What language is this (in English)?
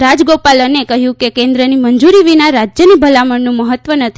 Gujarati